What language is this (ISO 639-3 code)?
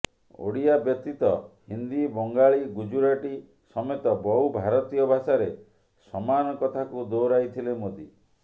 ori